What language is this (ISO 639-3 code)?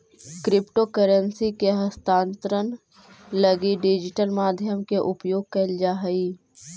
mag